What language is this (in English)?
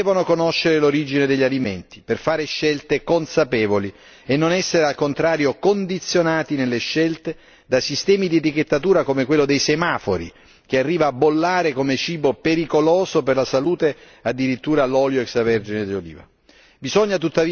Italian